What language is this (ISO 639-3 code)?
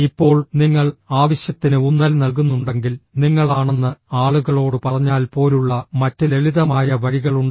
mal